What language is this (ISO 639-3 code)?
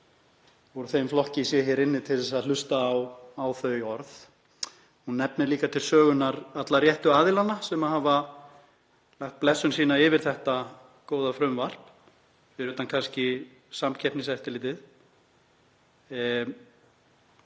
isl